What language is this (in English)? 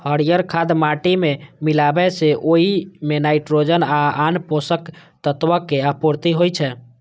Maithili